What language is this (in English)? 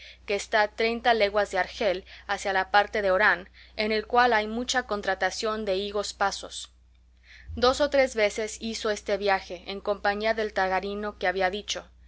Spanish